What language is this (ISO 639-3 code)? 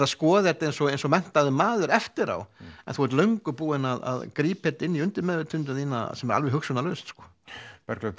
isl